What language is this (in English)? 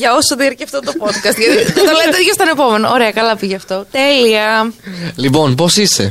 Greek